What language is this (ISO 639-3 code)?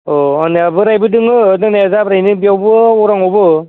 brx